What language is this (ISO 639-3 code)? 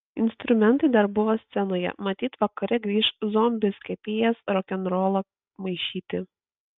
lit